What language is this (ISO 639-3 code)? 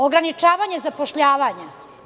srp